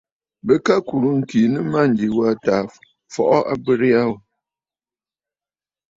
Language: Bafut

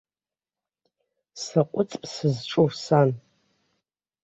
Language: Abkhazian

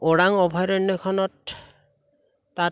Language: Assamese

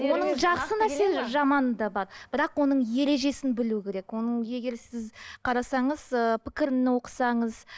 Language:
Kazakh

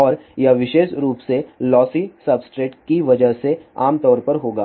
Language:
Hindi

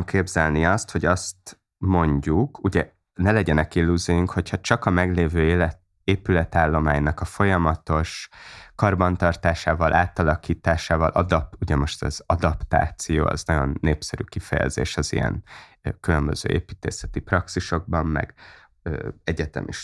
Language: Hungarian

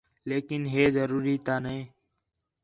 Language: Khetrani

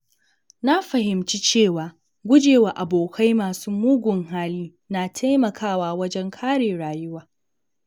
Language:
Hausa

